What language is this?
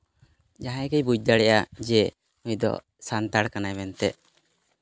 Santali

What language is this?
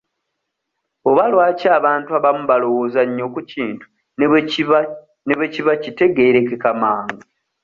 Ganda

